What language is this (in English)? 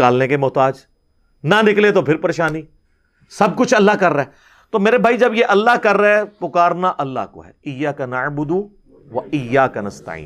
Urdu